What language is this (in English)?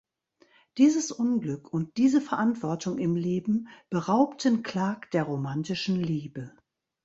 German